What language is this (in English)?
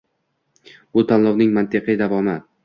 Uzbek